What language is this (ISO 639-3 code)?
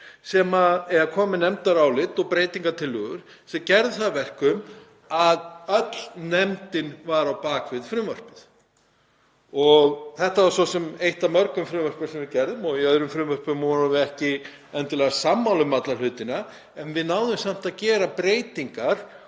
isl